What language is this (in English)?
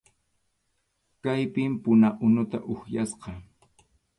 Arequipa-La Unión Quechua